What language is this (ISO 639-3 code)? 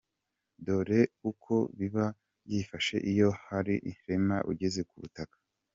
kin